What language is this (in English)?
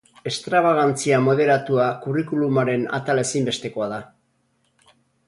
Basque